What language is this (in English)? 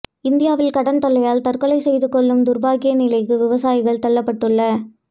Tamil